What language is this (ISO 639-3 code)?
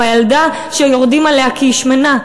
heb